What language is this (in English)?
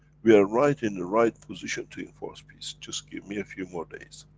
English